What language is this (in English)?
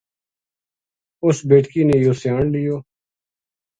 Gujari